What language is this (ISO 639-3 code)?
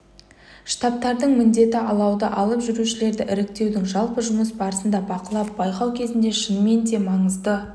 kaz